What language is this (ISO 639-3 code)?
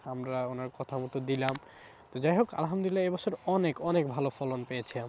ben